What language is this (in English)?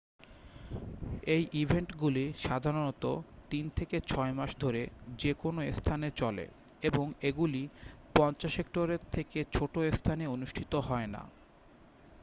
Bangla